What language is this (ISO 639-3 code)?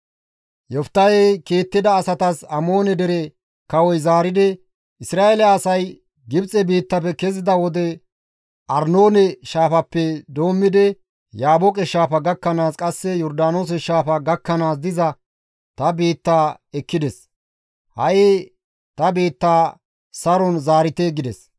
gmv